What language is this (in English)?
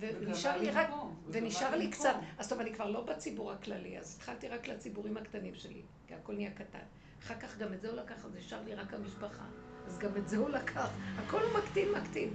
Hebrew